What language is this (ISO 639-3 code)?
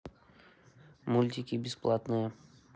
rus